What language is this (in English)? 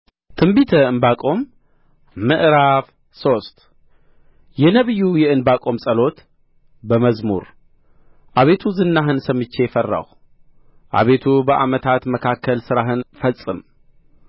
Amharic